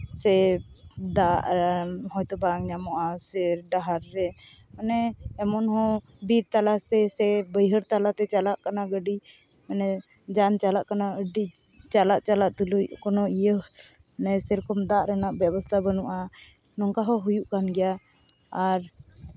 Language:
Santali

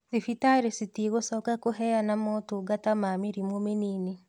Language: Kikuyu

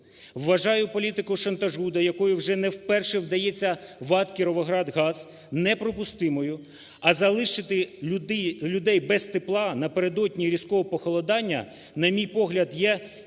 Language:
Ukrainian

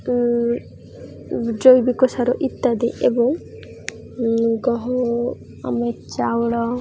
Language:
Odia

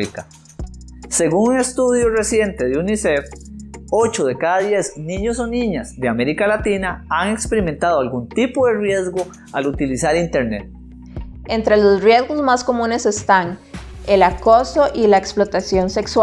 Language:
Spanish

